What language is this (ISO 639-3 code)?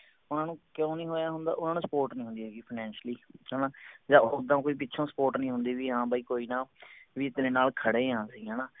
pan